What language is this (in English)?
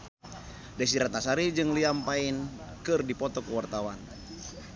Sundanese